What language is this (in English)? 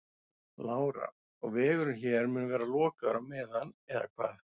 Icelandic